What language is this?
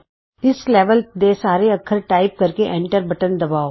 Punjabi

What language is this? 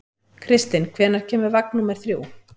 Icelandic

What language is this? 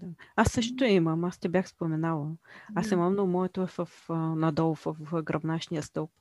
Bulgarian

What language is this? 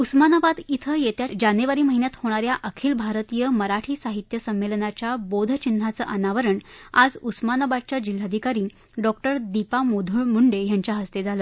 Marathi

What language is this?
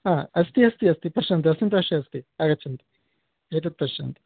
Sanskrit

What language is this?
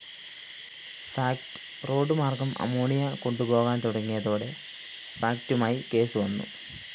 Malayalam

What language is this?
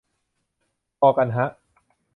Thai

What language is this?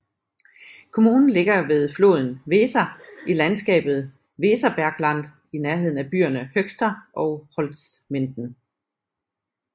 Danish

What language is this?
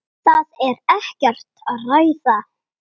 Icelandic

